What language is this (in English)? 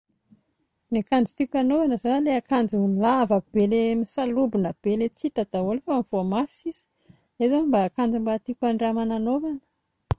Malagasy